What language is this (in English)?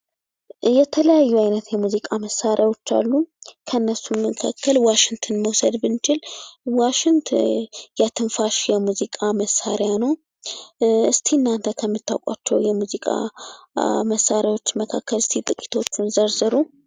Amharic